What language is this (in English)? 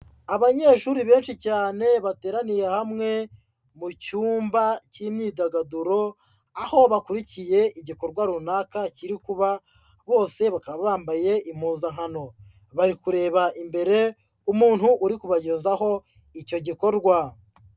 Kinyarwanda